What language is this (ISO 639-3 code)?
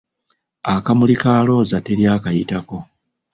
lug